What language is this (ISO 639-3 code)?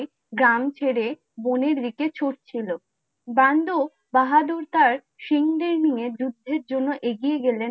ben